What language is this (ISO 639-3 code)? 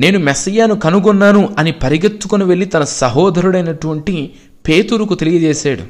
tel